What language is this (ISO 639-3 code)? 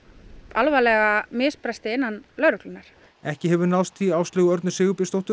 isl